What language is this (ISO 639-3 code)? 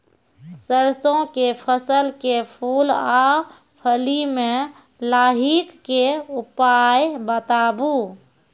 mai